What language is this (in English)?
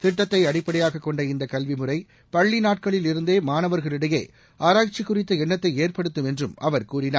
Tamil